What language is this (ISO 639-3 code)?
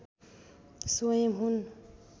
nep